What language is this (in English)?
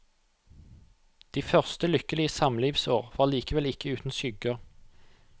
Norwegian